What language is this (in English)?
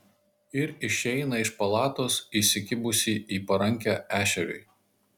Lithuanian